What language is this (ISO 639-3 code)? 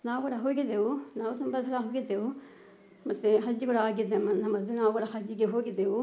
kan